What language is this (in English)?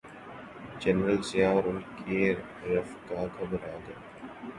Urdu